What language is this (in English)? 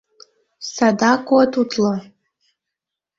Mari